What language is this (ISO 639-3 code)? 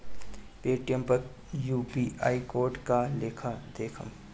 bho